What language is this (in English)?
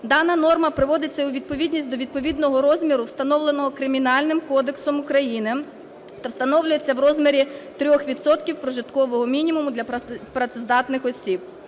Ukrainian